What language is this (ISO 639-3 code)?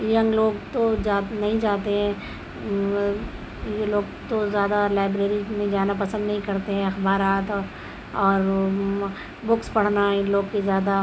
urd